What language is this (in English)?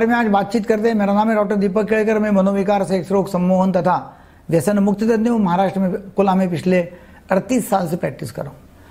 Hindi